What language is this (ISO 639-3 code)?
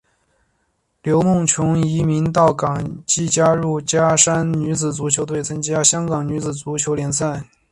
zho